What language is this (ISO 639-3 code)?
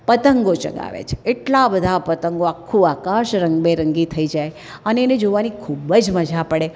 guj